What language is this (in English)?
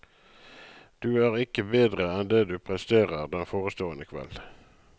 Norwegian